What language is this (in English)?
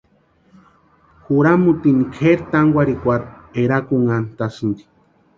Western Highland Purepecha